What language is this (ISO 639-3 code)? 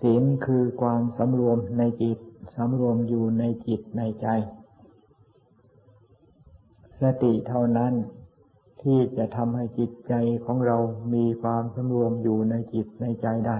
tha